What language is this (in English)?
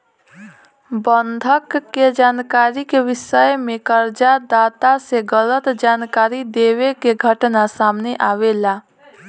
Bhojpuri